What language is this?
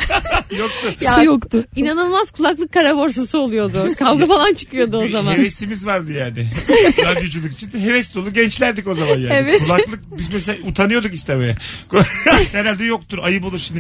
Turkish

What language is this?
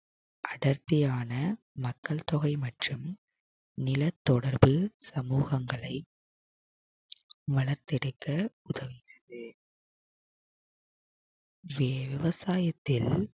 Tamil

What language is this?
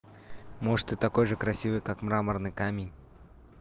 Russian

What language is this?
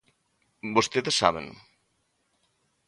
Galician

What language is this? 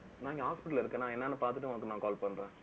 Tamil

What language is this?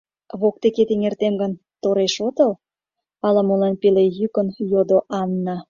Mari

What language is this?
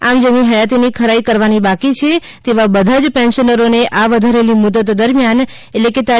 Gujarati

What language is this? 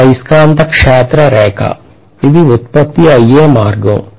Telugu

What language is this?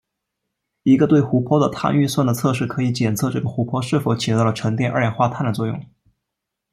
Chinese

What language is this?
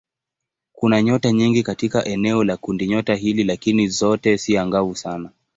Swahili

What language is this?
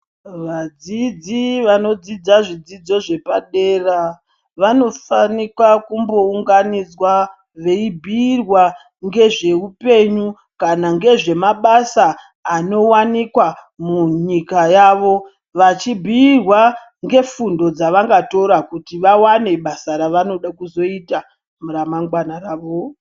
Ndau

